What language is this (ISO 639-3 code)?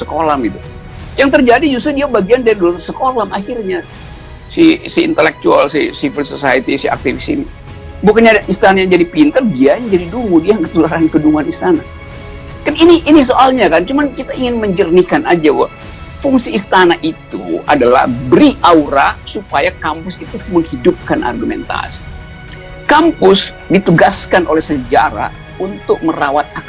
ind